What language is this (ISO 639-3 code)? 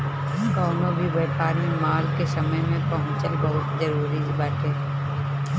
bho